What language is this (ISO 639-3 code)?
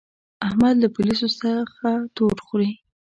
pus